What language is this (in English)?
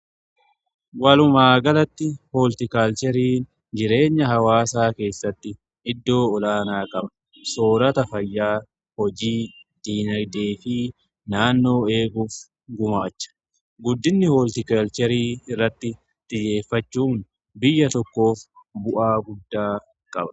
Oromo